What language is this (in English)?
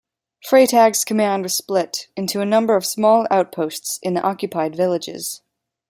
English